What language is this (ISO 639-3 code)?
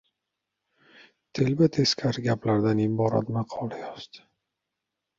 uzb